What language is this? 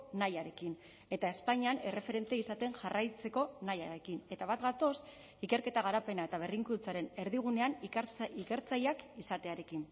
Basque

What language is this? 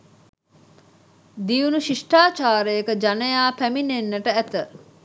Sinhala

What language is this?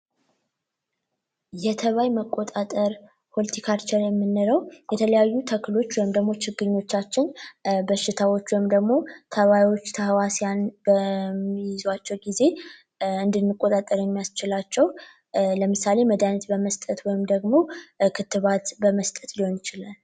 Amharic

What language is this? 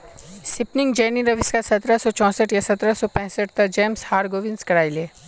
Magahi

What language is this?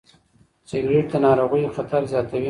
Pashto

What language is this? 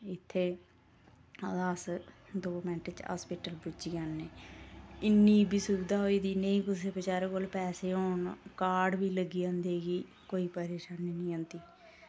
Dogri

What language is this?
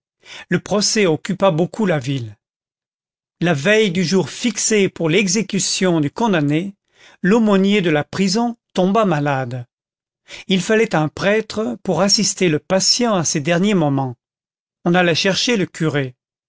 French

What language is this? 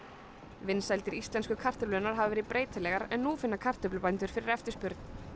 Icelandic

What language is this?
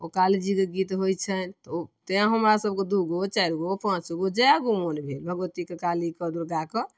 Maithili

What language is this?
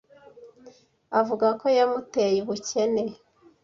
Kinyarwanda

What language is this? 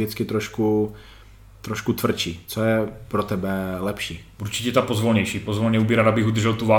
Czech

